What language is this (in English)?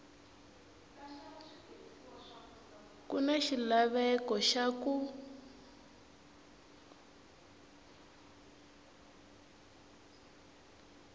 Tsonga